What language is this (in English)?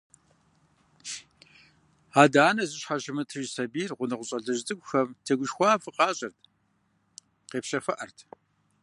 Kabardian